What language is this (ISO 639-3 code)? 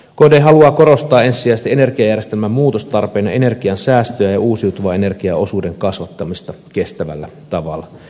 fin